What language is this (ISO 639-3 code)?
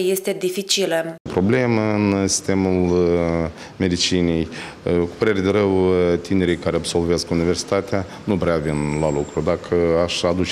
ron